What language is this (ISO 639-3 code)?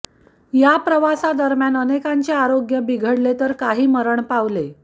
mar